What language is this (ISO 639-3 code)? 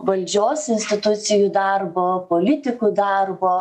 lit